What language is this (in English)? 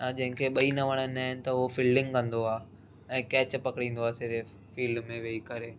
Sindhi